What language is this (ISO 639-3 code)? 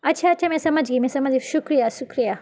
urd